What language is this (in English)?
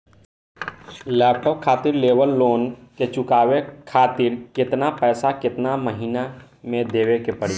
Bhojpuri